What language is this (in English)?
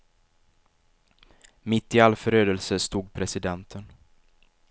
Swedish